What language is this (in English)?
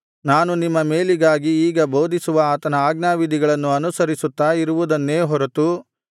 Kannada